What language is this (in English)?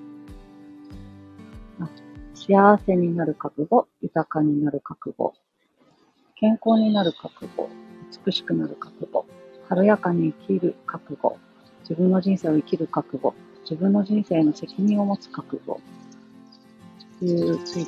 Japanese